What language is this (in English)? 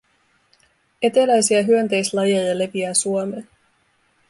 Finnish